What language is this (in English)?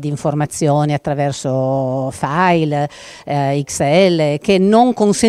Italian